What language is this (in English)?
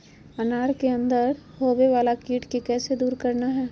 Magahi